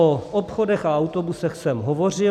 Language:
Czech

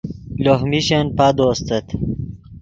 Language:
Yidgha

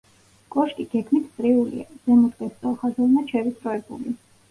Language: Georgian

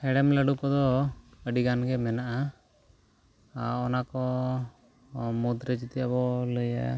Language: Santali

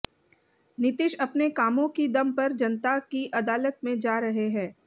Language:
Hindi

